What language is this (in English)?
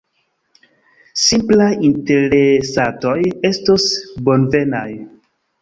Esperanto